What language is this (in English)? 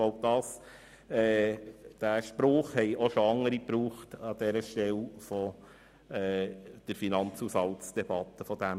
Swiss German